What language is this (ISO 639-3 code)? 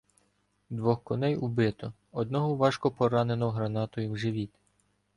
ukr